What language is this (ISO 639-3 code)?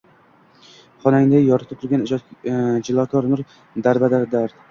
uzb